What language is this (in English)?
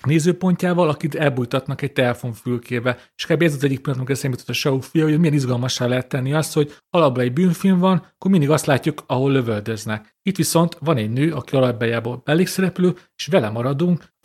Hungarian